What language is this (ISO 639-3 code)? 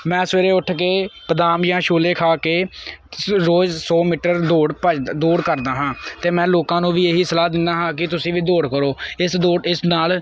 pan